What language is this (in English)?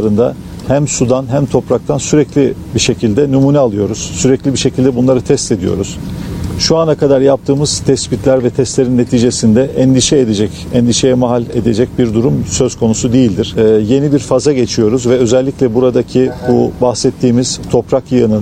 Turkish